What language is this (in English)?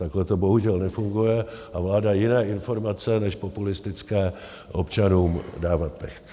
Czech